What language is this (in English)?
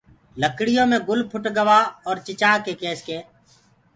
Gurgula